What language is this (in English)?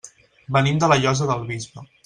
Catalan